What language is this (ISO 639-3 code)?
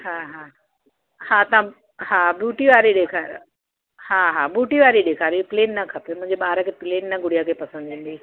snd